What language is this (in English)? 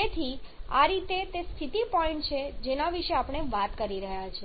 Gujarati